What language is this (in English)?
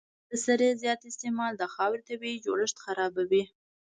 Pashto